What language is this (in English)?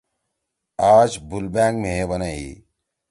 Torwali